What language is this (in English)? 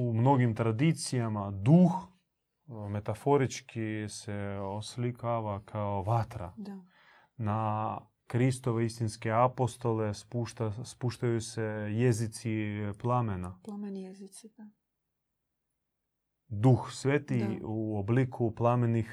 Croatian